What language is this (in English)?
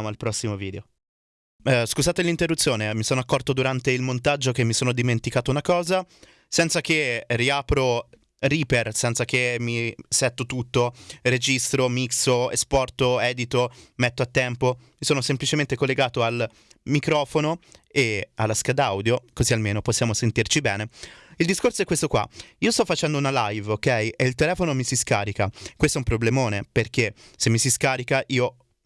Italian